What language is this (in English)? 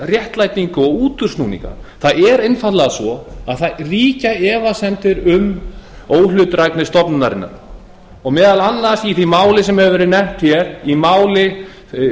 Icelandic